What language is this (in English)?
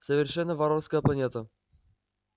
Russian